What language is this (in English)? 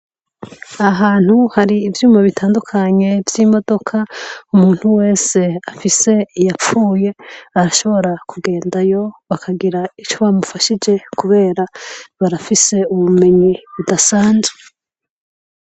Rundi